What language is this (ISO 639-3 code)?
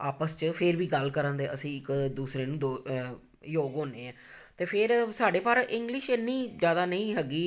pan